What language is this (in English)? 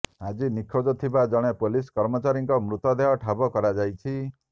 Odia